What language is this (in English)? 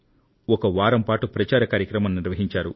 Telugu